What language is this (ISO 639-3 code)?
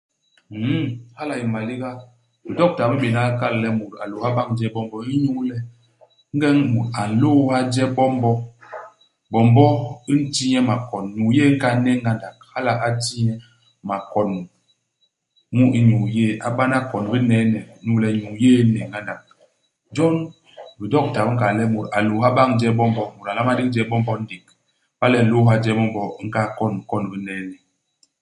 bas